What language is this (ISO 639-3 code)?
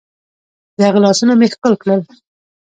pus